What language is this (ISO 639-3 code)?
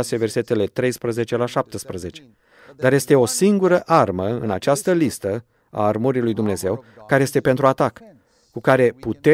ron